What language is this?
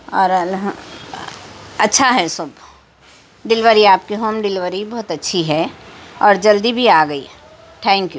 Urdu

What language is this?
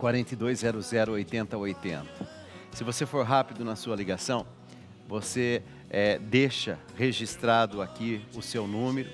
Portuguese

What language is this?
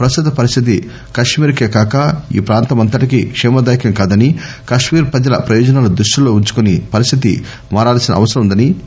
Telugu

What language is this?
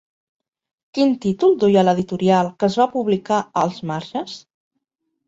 Catalan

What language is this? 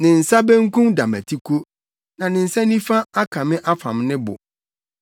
Akan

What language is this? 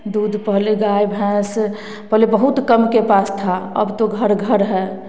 Hindi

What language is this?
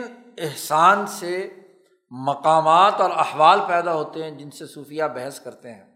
Urdu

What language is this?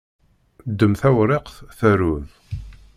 Kabyle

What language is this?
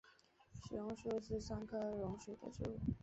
Chinese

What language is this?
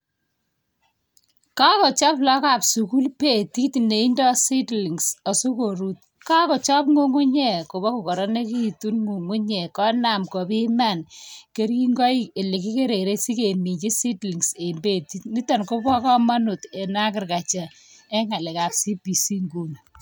Kalenjin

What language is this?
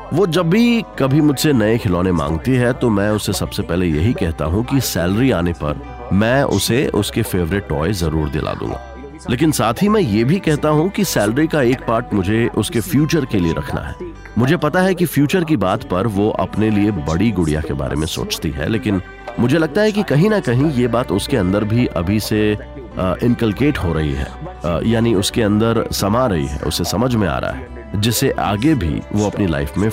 Hindi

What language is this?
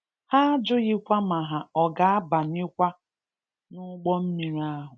Igbo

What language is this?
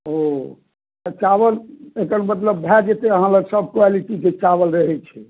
Maithili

